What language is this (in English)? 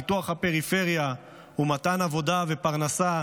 Hebrew